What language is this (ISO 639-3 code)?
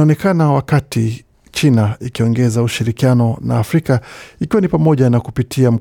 swa